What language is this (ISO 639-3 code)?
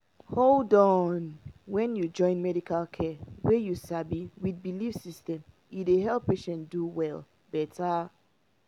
pcm